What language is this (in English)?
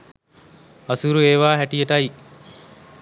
Sinhala